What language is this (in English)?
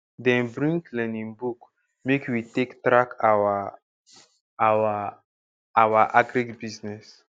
Nigerian Pidgin